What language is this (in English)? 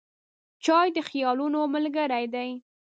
Pashto